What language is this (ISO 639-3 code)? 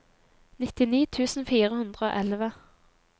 nor